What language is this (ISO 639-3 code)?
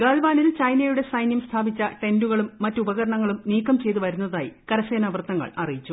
mal